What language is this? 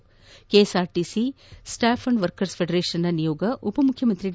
Kannada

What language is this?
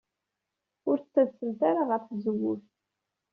Kabyle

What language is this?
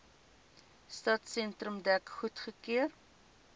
Afrikaans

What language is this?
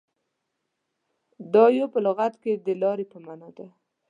Pashto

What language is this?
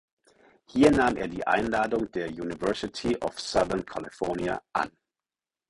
German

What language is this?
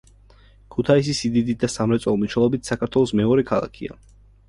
Georgian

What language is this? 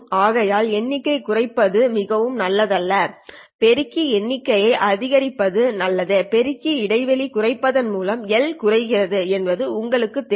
Tamil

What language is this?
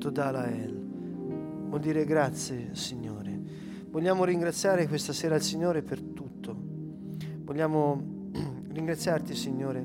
Italian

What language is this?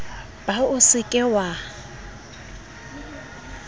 Southern Sotho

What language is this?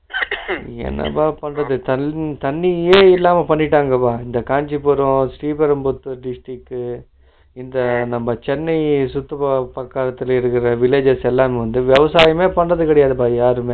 Tamil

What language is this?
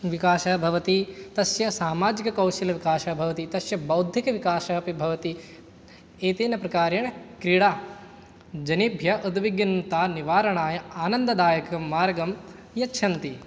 Sanskrit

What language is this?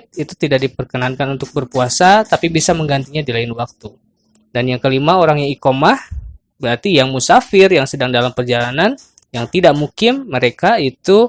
Indonesian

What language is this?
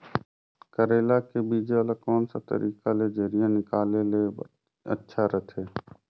Chhattisgarhi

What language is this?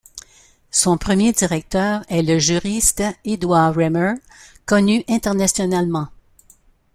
French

